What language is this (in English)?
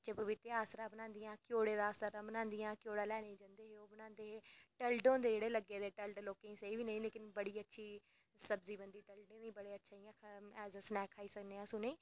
Dogri